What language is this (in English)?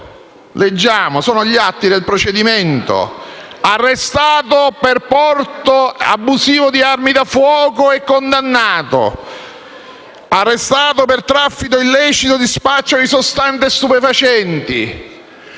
Italian